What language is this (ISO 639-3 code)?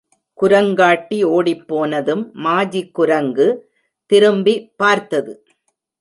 tam